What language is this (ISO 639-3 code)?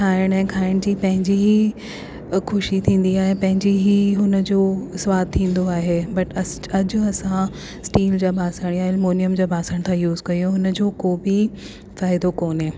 snd